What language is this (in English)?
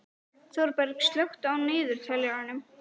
Icelandic